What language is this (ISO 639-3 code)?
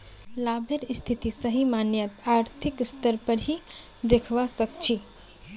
mag